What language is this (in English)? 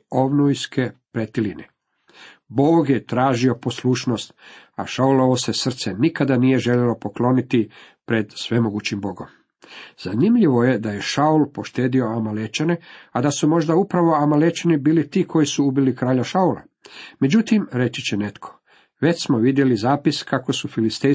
Croatian